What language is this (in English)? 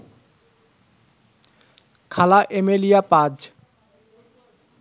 Bangla